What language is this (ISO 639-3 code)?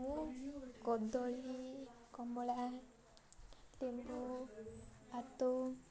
ori